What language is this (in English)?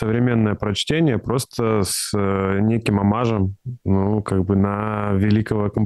Russian